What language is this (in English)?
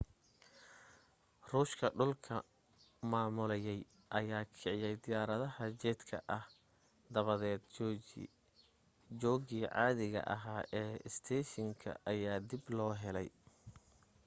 Somali